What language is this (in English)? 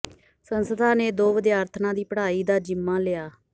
Punjabi